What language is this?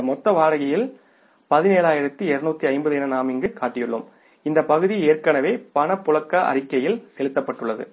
Tamil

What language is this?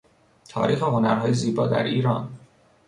Persian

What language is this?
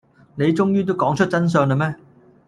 Cantonese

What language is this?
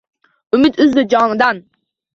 Uzbek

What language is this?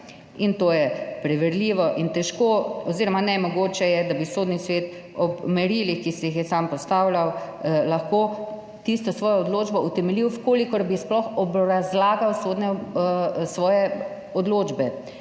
Slovenian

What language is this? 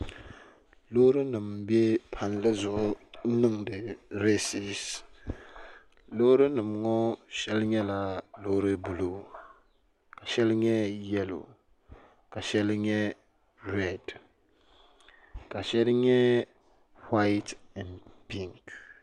Dagbani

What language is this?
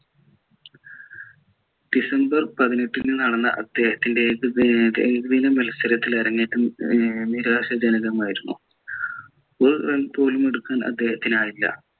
Malayalam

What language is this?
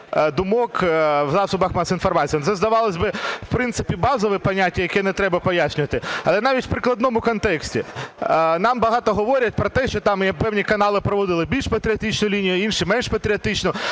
Ukrainian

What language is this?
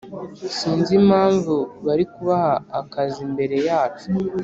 Kinyarwanda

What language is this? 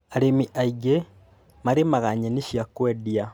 Kikuyu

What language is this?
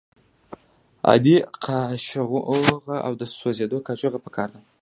Pashto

